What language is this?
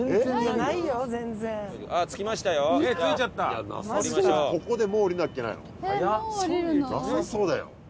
Japanese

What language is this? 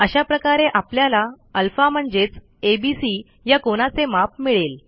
Marathi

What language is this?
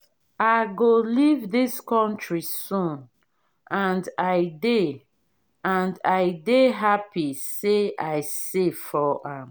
Nigerian Pidgin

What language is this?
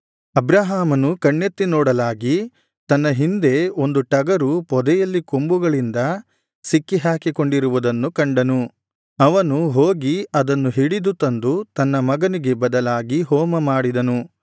Kannada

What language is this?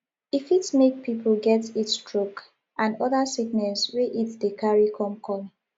Nigerian Pidgin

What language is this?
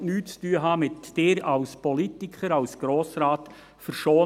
Swiss German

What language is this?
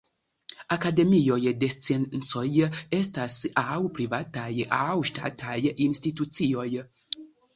Esperanto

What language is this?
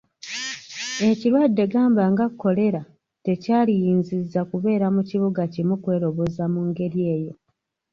Ganda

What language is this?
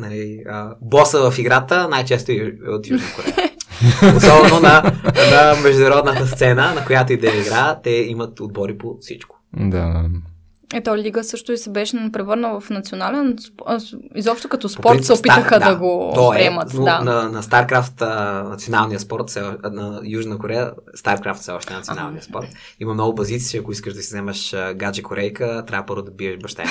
Bulgarian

